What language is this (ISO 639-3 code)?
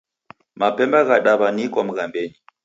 dav